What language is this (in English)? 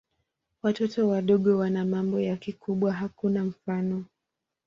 Swahili